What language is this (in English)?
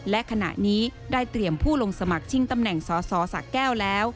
Thai